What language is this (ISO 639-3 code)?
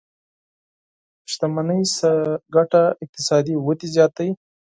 pus